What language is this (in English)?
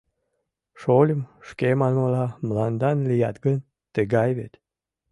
Mari